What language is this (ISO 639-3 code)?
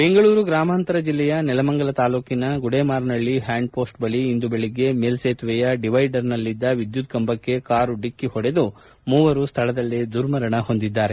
kan